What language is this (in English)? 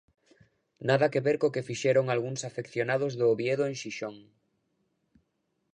Galician